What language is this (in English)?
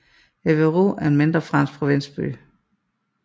Danish